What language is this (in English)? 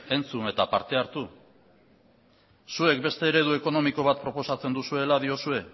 Basque